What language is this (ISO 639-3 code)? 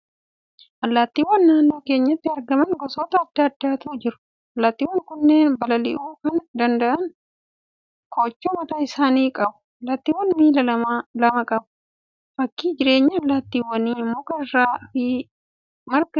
orm